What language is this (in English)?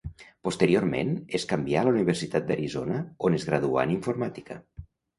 Catalan